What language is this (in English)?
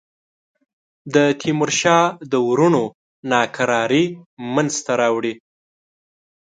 Pashto